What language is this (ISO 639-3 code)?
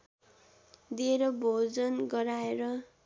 nep